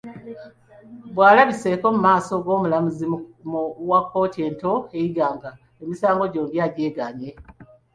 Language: Ganda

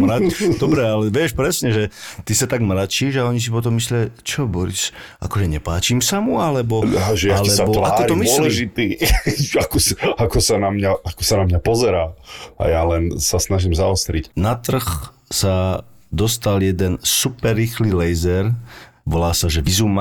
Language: Slovak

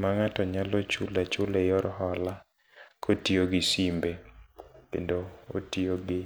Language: Luo (Kenya and Tanzania)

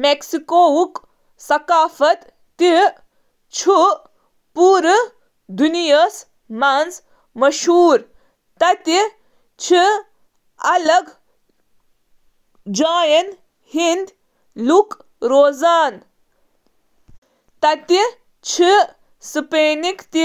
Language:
Kashmiri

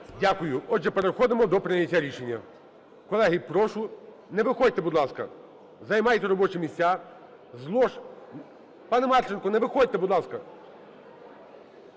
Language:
Ukrainian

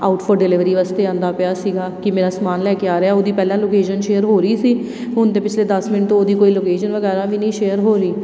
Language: Punjabi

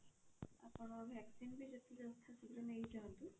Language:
Odia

